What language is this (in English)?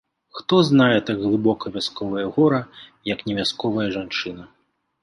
Belarusian